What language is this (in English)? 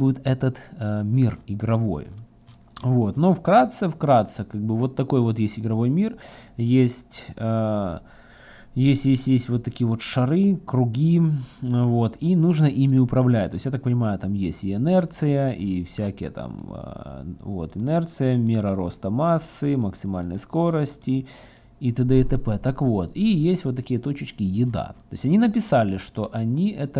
Russian